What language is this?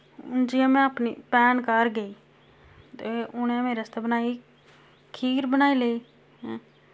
Dogri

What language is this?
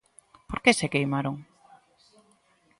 Galician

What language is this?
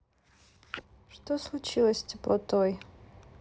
Russian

